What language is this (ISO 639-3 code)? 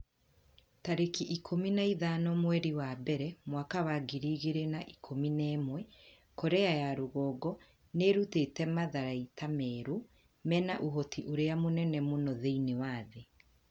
kik